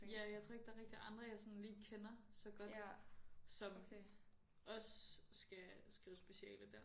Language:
Danish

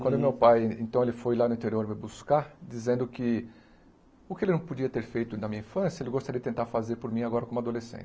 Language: Portuguese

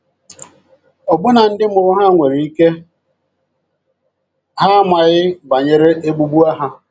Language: Igbo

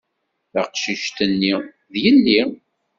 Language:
Kabyle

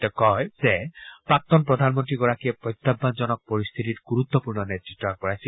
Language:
Assamese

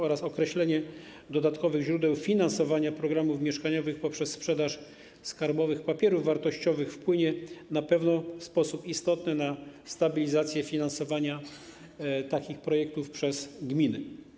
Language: Polish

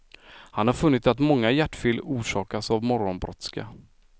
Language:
Swedish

